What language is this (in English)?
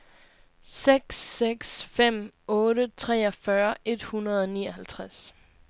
Danish